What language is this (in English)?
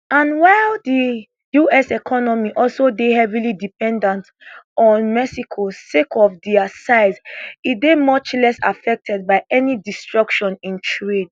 Nigerian Pidgin